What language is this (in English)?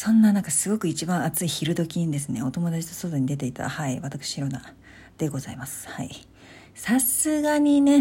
Japanese